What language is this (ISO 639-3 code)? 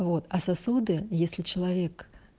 rus